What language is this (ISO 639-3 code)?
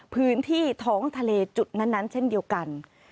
tha